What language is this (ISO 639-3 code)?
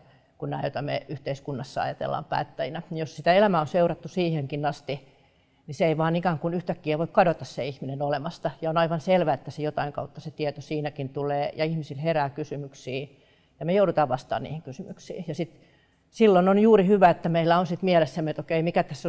fin